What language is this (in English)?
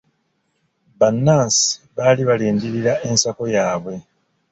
Ganda